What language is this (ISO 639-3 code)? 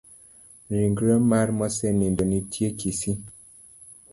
luo